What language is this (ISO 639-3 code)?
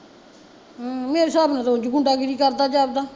pan